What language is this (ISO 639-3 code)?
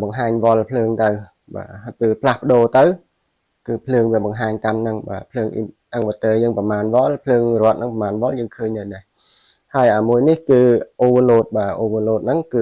vie